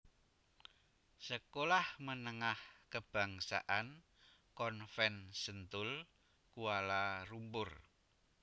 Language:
Javanese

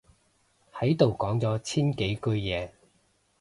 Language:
Cantonese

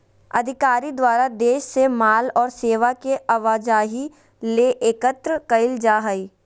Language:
Magahi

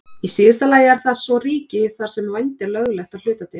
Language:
Icelandic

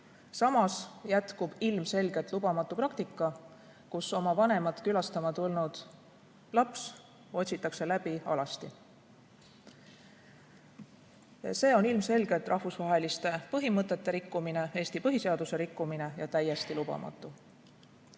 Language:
Estonian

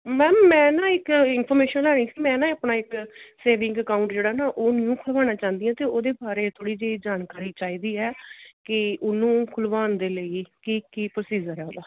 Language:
Punjabi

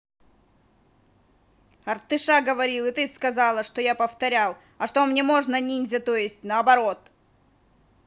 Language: Russian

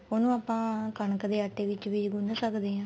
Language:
Punjabi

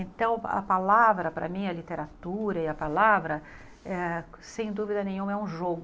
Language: Portuguese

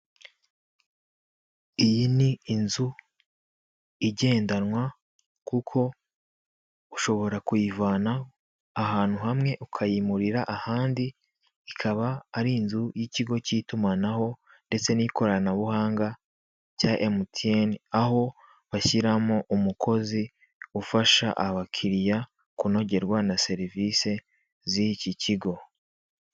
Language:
Kinyarwanda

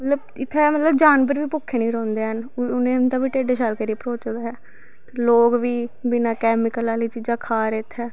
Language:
Dogri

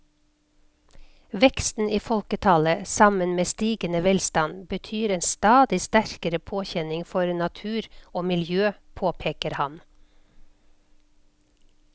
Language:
Norwegian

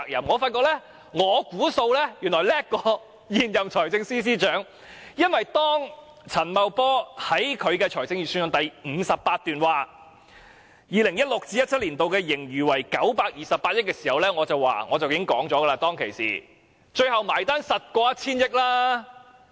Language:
Cantonese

